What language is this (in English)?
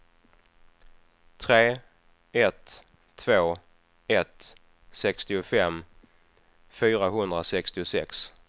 Swedish